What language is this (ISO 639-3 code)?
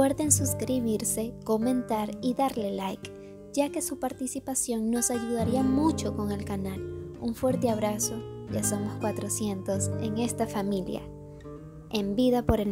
spa